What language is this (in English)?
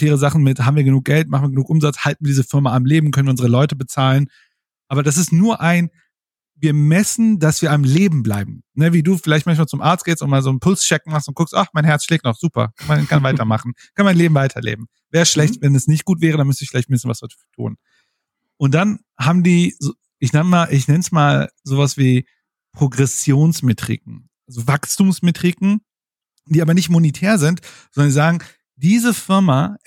German